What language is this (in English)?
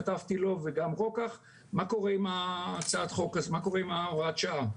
Hebrew